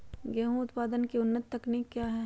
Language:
Magahi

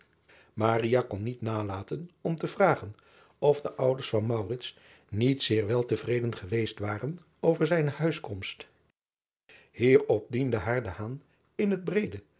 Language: Dutch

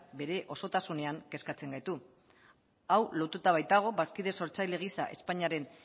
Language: Basque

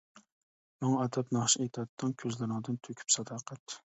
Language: Uyghur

